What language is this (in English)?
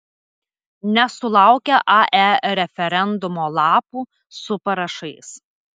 Lithuanian